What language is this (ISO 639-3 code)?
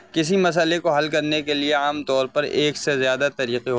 urd